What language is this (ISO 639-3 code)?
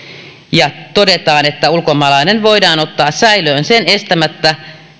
fin